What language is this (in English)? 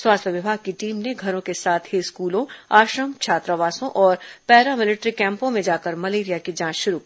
Hindi